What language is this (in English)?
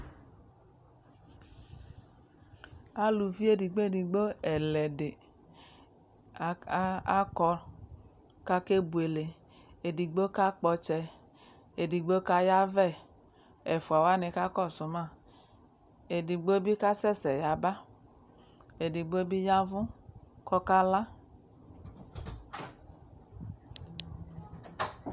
Ikposo